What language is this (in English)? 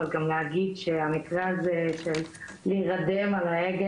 Hebrew